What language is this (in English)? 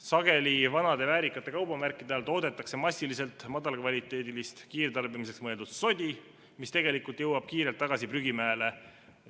Estonian